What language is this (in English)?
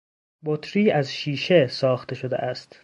Persian